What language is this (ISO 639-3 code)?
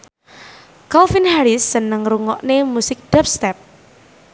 jav